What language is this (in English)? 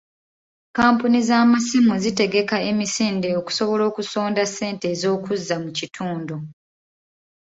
Ganda